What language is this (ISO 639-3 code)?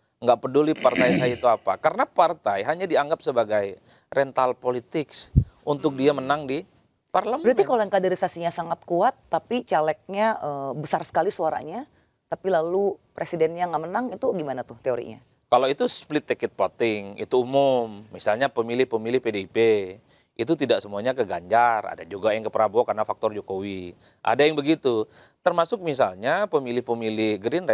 ind